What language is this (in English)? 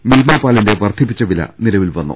Malayalam